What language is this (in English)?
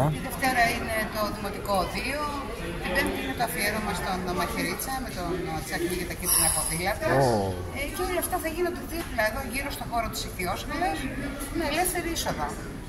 Greek